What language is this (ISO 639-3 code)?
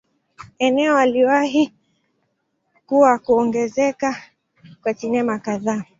swa